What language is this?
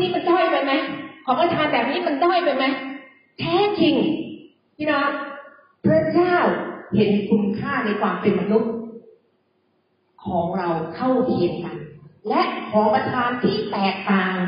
Thai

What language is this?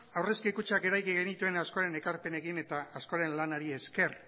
Basque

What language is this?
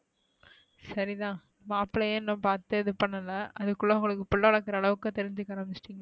Tamil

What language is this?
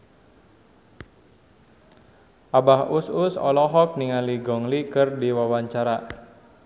Sundanese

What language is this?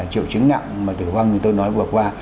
Vietnamese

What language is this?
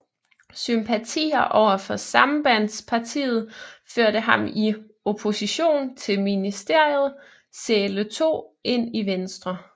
Danish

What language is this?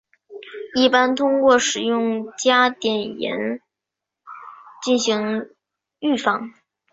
Chinese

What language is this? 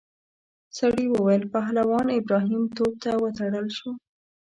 Pashto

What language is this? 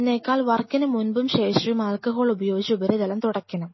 Malayalam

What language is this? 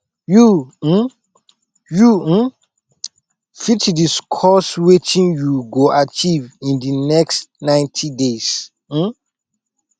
Nigerian Pidgin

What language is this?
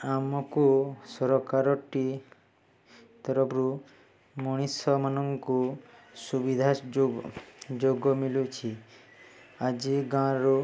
Odia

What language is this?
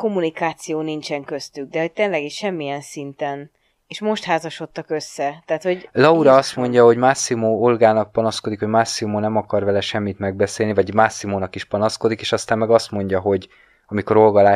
Hungarian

